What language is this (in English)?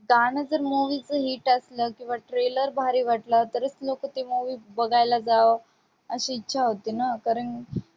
Marathi